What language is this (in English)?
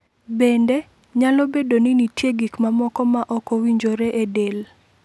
Luo (Kenya and Tanzania)